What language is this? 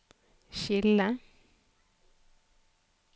Norwegian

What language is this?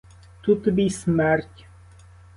Ukrainian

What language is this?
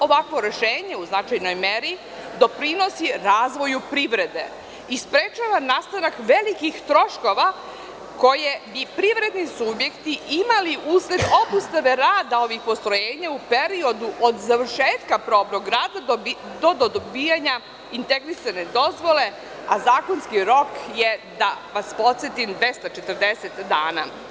Serbian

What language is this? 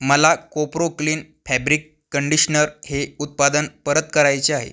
Marathi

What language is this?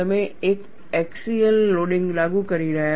Gujarati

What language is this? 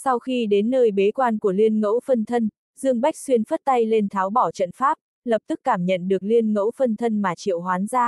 Vietnamese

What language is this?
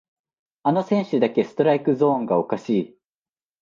Japanese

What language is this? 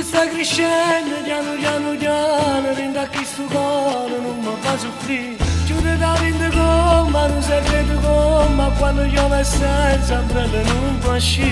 Romanian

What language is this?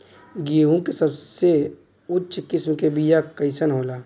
Bhojpuri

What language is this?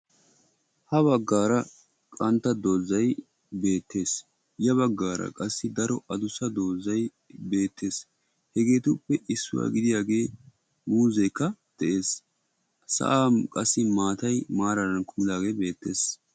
Wolaytta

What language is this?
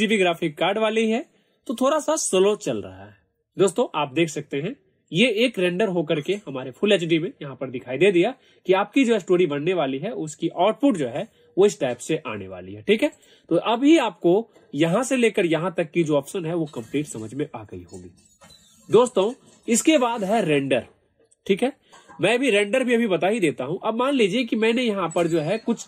Hindi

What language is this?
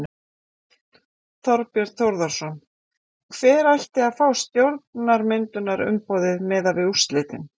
Icelandic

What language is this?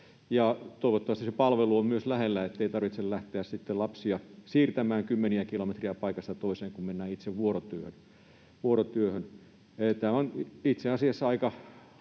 Finnish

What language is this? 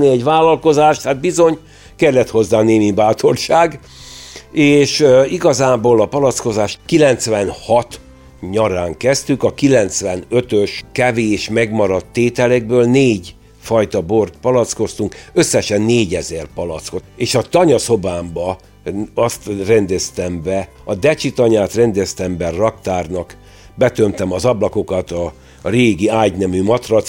Hungarian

